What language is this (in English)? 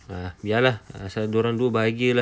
English